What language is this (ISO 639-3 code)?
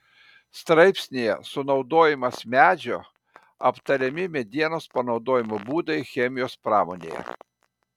lit